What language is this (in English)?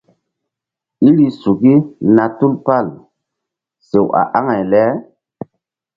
Mbum